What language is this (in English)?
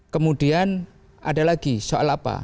Indonesian